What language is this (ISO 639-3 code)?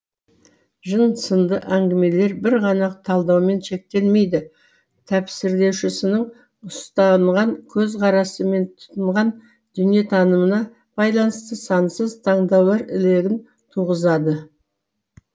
kaz